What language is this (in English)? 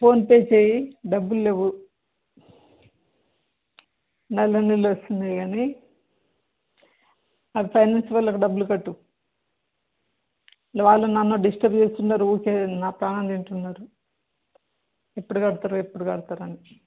Telugu